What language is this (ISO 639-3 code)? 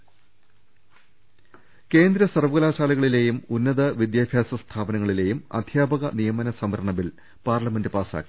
mal